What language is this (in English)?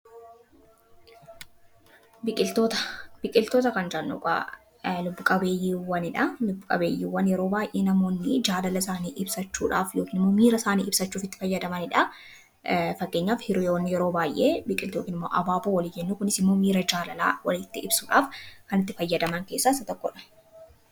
Oromo